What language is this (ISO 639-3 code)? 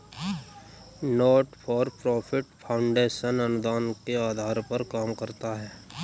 hin